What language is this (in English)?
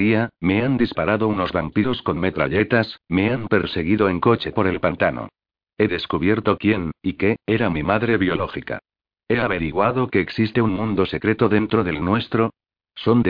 Spanish